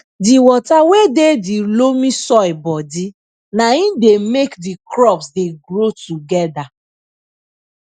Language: Nigerian Pidgin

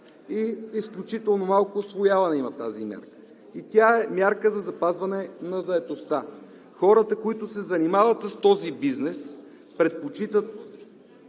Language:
Bulgarian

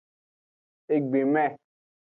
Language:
Aja (Benin)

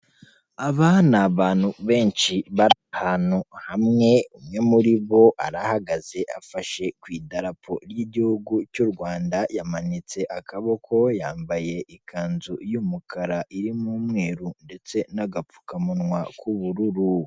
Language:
Kinyarwanda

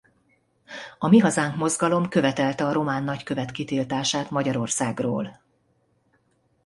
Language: Hungarian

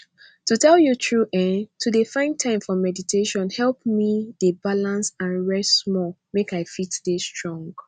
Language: Nigerian Pidgin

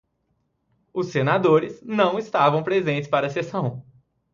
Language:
Portuguese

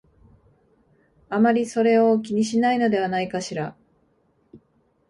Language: Japanese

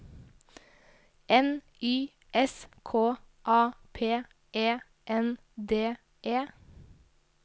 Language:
Norwegian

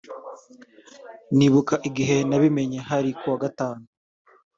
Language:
Kinyarwanda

